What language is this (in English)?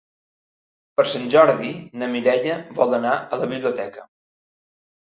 Catalan